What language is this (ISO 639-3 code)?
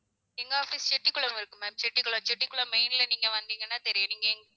tam